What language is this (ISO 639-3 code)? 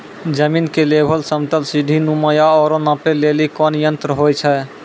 mai